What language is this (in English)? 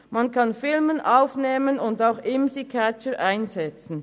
Swiss German